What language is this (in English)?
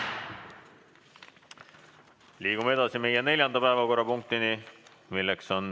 Estonian